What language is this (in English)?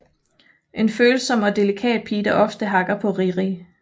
Danish